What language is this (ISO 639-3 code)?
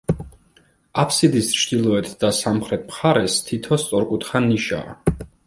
kat